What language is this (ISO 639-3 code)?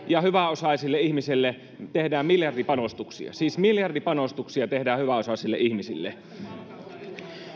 fin